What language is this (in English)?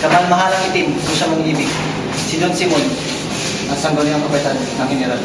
Filipino